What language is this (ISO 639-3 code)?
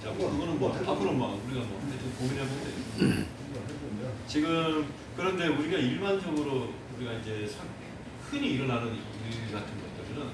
kor